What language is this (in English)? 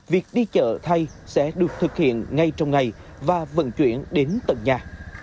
Vietnamese